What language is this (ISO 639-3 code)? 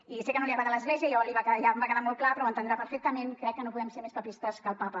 cat